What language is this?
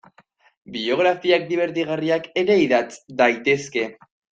Basque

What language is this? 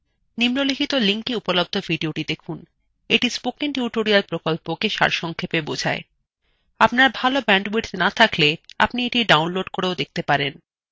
Bangla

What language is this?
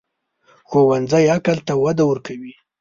Pashto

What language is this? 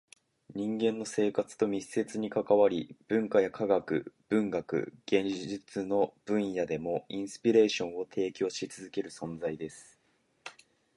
Japanese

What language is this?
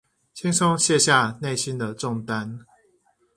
Chinese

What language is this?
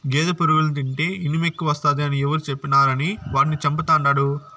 Telugu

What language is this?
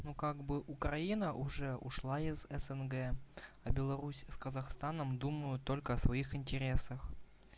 Russian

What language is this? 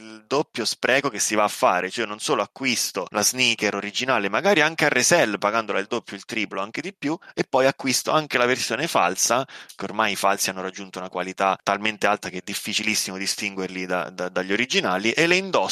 Italian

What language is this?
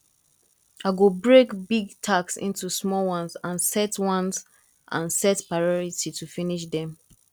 Nigerian Pidgin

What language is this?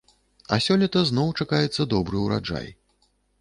Belarusian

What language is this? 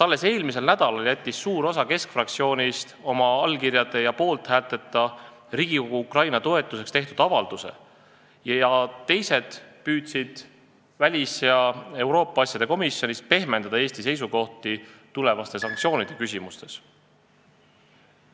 Estonian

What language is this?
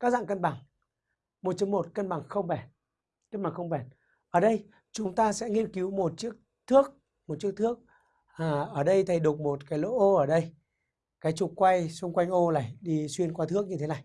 Vietnamese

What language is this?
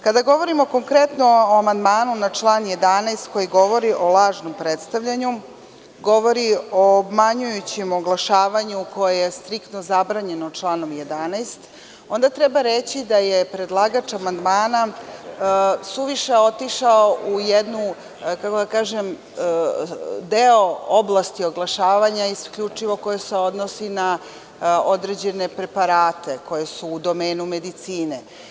Serbian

